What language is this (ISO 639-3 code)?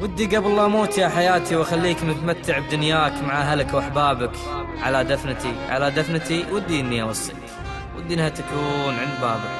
ara